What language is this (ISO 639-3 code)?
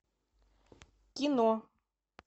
rus